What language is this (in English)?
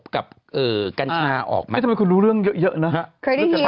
Thai